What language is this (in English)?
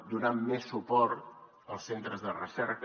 Catalan